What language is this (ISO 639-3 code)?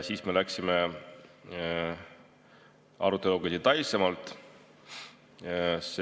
est